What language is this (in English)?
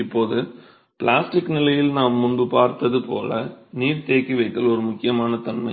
Tamil